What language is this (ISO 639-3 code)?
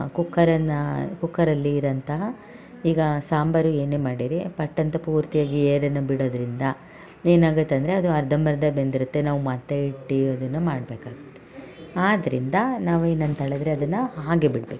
kan